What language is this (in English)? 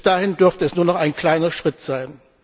German